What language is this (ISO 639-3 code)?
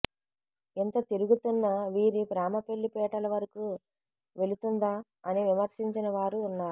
tel